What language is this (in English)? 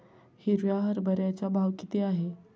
Marathi